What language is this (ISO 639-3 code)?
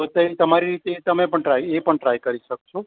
guj